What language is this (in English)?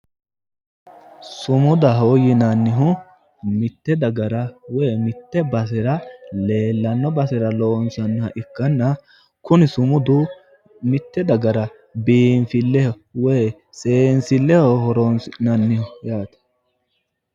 Sidamo